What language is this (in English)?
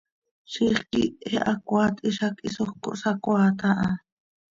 Seri